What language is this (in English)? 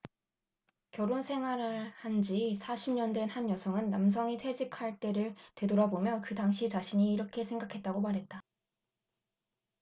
Korean